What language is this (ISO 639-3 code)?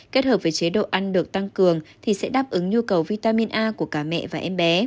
vie